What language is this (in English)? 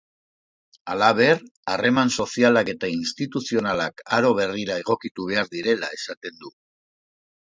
Basque